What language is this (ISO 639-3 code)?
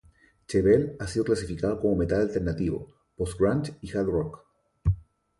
spa